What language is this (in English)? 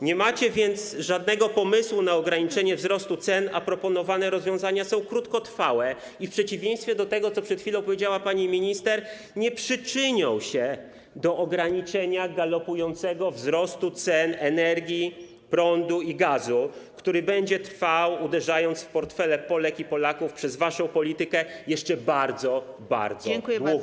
Polish